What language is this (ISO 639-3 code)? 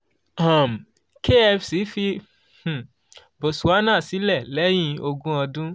yor